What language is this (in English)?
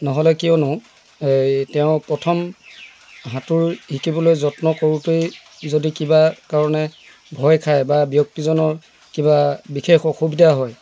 Assamese